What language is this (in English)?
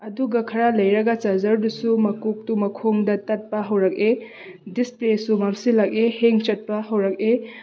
Manipuri